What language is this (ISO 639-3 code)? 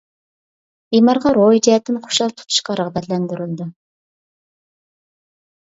uig